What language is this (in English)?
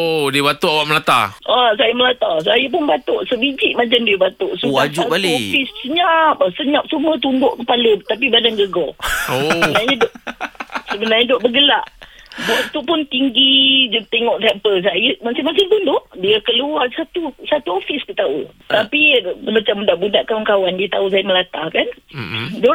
Malay